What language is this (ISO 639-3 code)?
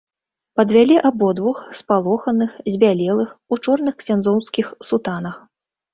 bel